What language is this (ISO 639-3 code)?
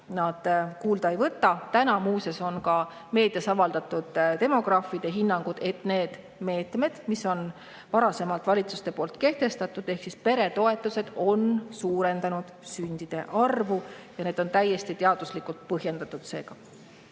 est